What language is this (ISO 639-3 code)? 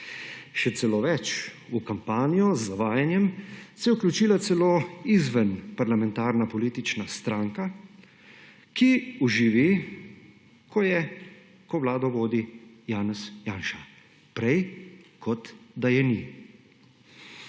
slv